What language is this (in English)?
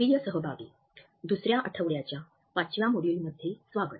Marathi